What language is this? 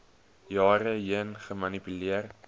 Afrikaans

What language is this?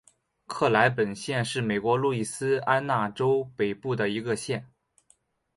Chinese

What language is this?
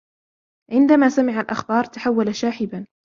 Arabic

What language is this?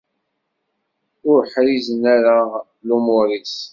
Kabyle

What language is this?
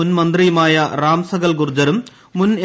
Malayalam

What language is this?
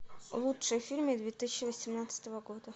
Russian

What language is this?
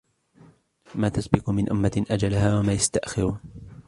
Arabic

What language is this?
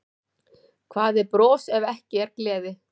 Icelandic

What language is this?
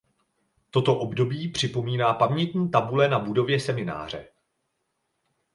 Czech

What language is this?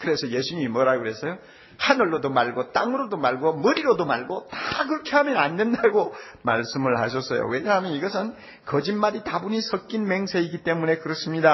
Korean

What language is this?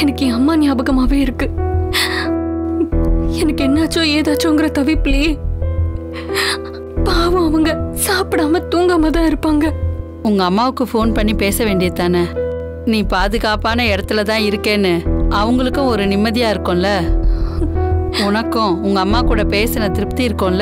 Tamil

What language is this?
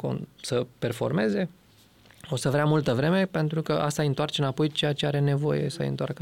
Romanian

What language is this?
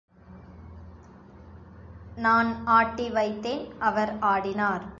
Tamil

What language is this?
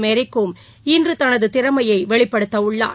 Tamil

